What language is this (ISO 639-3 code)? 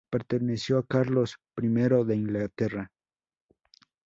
spa